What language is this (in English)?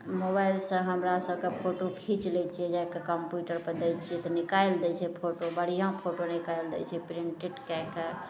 Maithili